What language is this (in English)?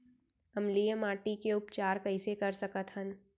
Chhattisgarhi